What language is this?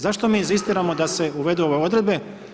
Croatian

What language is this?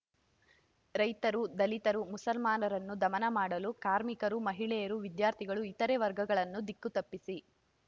Kannada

